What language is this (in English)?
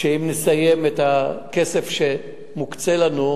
Hebrew